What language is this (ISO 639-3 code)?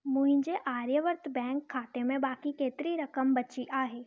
snd